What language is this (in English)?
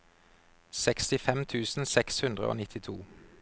Norwegian